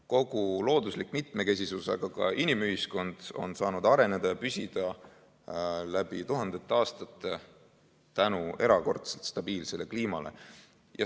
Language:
Estonian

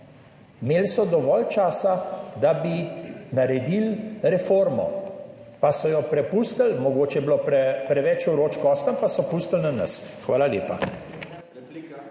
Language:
Slovenian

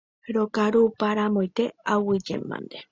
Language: Guarani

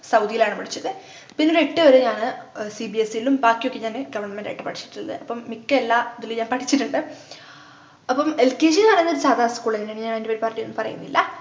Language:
Malayalam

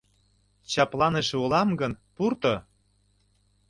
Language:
Mari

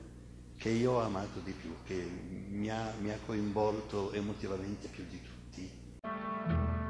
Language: Italian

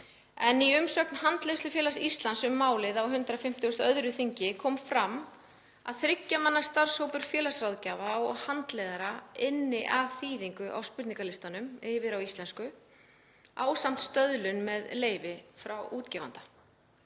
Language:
Icelandic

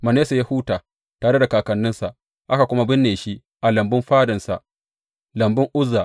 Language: Hausa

